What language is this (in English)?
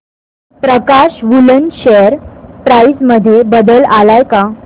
Marathi